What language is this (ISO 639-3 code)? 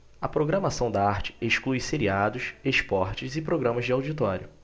por